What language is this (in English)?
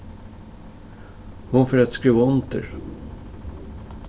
Faroese